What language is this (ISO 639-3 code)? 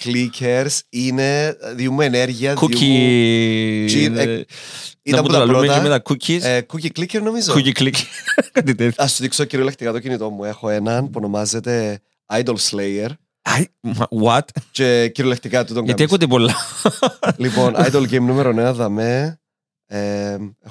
ell